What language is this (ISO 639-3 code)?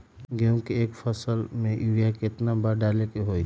mag